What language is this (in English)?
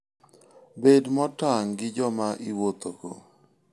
Luo (Kenya and Tanzania)